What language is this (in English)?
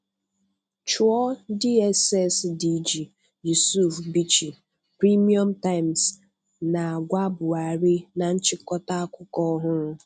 Igbo